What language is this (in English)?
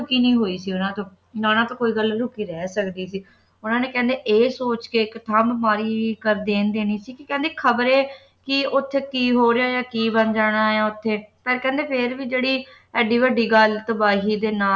Punjabi